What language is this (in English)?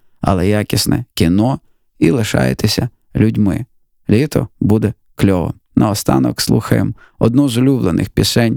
Ukrainian